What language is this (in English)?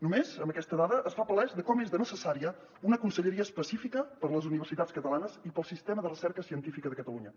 Catalan